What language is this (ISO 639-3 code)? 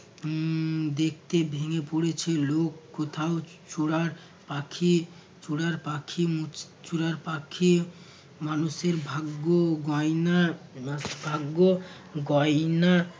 ben